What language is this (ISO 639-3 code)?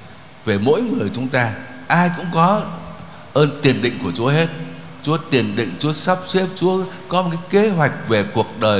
vie